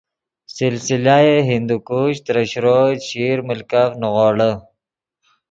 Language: Yidgha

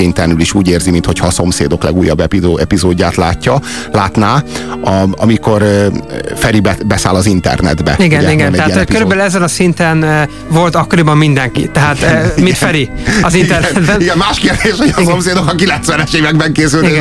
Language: Hungarian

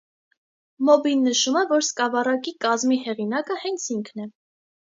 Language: Armenian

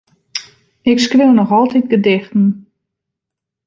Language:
Western Frisian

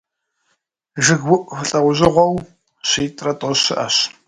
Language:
Kabardian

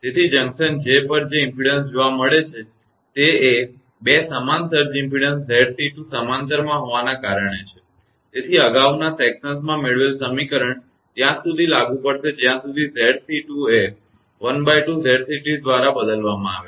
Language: Gujarati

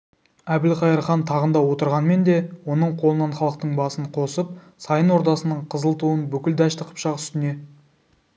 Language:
Kazakh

